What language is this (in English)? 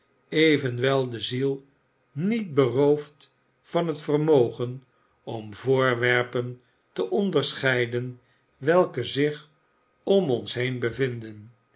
Dutch